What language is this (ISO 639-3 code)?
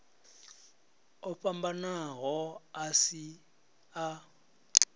ven